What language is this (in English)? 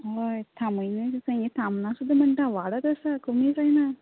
Konkani